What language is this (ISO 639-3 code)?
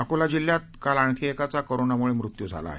mar